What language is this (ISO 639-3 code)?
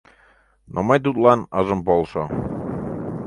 chm